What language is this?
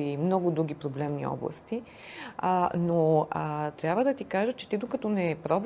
Bulgarian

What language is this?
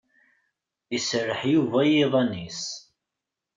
Kabyle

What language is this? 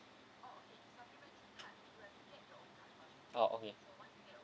English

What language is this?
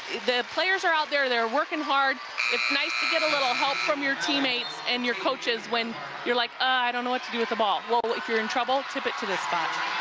English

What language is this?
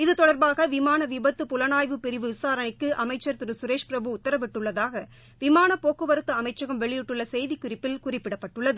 Tamil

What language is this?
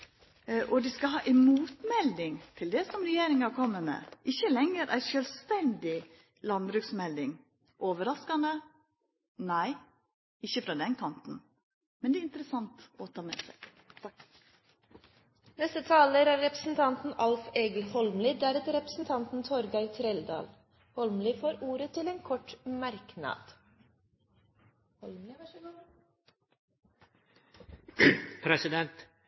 Norwegian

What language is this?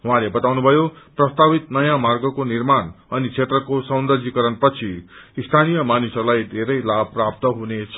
Nepali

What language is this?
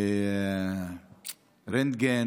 Hebrew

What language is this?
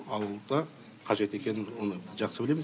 Kazakh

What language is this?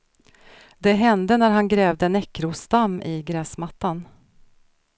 Swedish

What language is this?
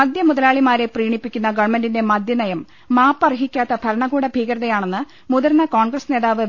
Malayalam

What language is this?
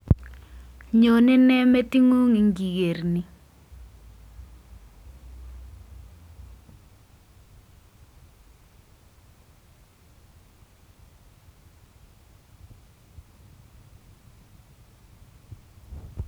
Kalenjin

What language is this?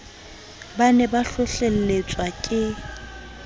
Southern Sotho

